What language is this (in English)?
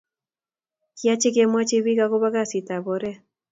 Kalenjin